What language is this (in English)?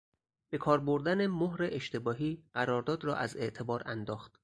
Persian